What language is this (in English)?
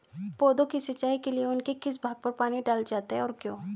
Hindi